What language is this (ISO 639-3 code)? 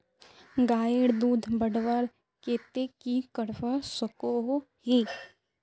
mag